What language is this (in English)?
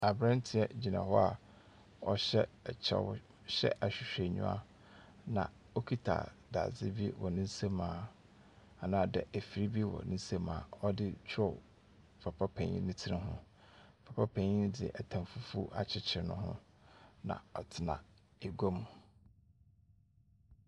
Akan